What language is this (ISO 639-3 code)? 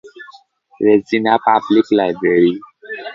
ben